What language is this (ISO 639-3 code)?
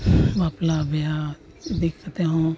sat